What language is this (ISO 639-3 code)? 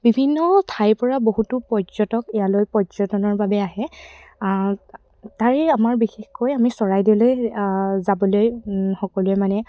asm